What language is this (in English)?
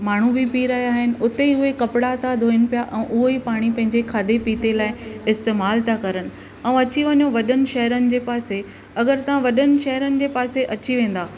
Sindhi